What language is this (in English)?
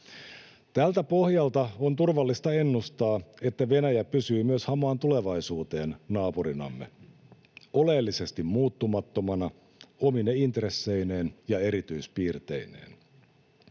Finnish